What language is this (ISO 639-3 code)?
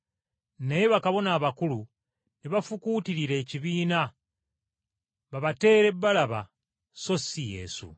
lug